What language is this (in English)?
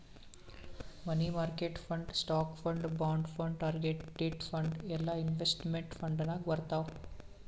Kannada